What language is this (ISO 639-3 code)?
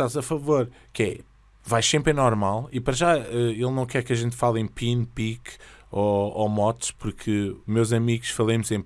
por